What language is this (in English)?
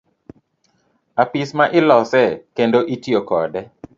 Luo (Kenya and Tanzania)